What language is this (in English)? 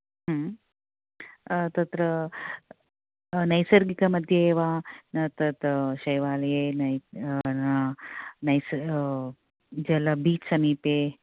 Sanskrit